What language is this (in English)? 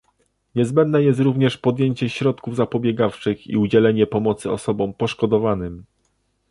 Polish